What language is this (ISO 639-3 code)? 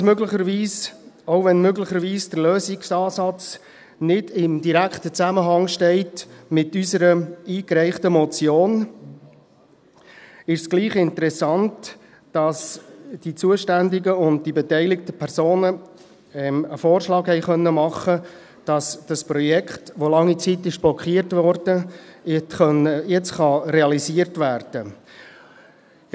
gsw